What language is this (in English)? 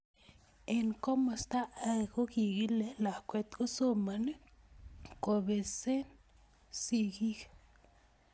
Kalenjin